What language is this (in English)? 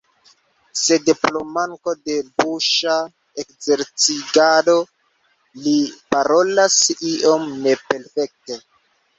Esperanto